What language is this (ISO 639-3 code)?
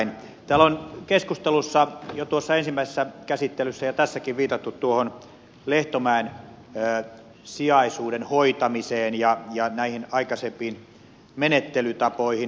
fin